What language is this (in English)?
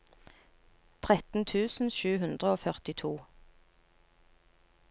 Norwegian